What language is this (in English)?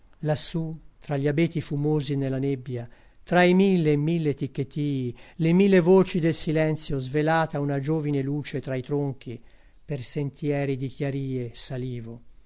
Italian